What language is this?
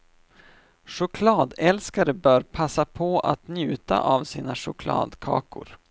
Swedish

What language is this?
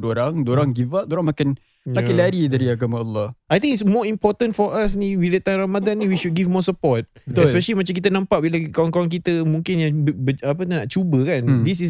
Malay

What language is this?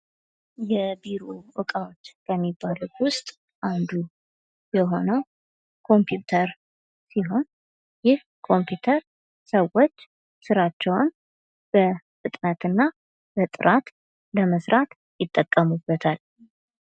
Amharic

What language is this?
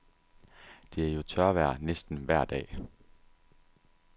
Danish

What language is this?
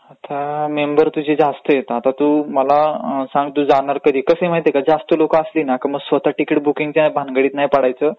Marathi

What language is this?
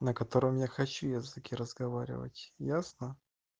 Russian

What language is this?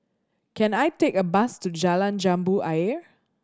English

